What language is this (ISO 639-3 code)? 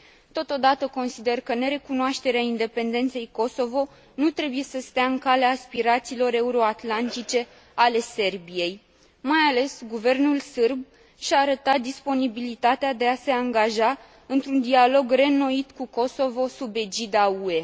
ron